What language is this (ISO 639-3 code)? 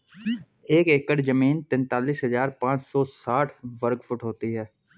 hin